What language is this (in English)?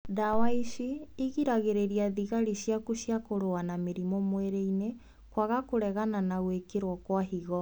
Kikuyu